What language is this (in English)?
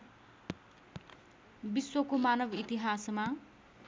Nepali